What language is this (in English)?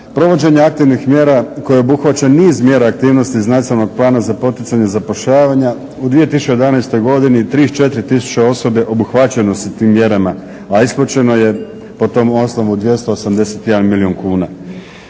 Croatian